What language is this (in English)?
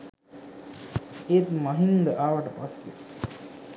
Sinhala